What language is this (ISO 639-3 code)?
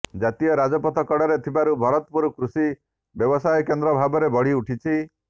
ori